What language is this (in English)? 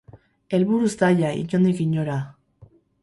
Basque